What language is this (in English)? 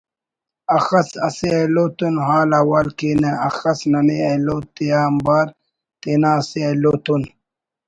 Brahui